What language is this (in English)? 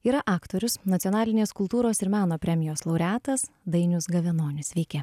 Lithuanian